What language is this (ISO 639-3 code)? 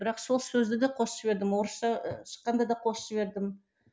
kaz